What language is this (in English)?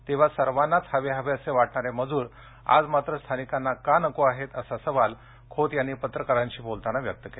Marathi